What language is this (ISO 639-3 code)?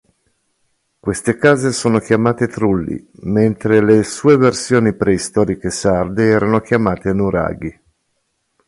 ita